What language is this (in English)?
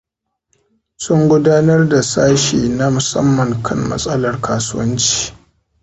Hausa